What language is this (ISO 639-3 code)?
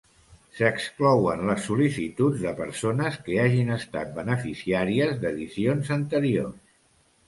cat